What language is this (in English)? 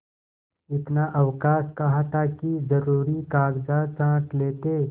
Hindi